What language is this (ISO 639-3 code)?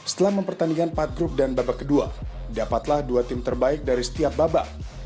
ind